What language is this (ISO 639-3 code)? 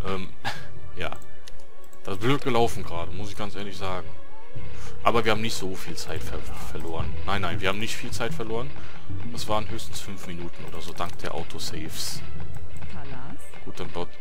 deu